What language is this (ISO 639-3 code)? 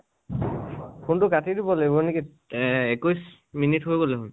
asm